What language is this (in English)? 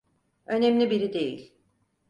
Turkish